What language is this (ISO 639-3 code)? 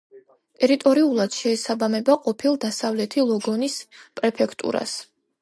kat